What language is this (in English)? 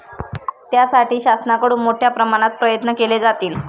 Marathi